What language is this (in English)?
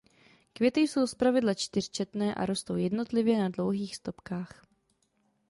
Czech